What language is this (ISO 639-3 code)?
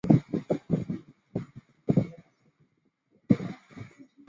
zho